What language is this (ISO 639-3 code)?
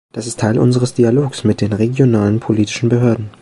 deu